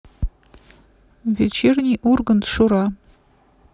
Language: Russian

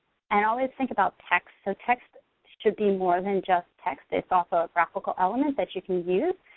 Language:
English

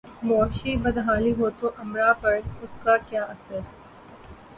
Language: Urdu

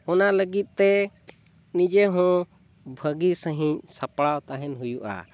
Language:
Santali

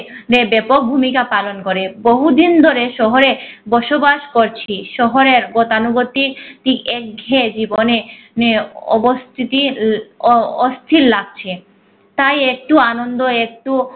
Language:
Bangla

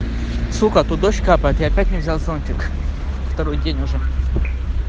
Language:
Russian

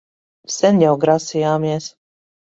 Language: Latvian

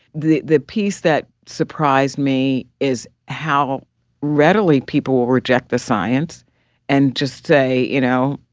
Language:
English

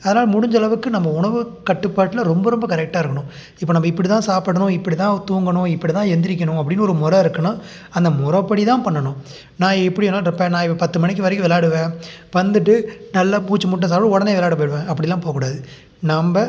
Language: Tamil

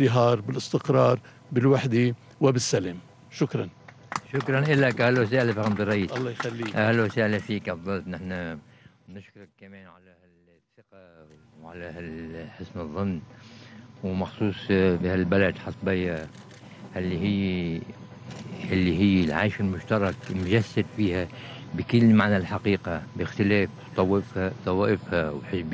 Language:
Arabic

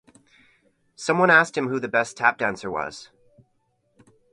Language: English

